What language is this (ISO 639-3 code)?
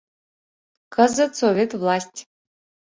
chm